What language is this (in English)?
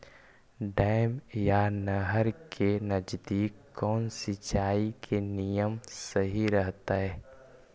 Magahi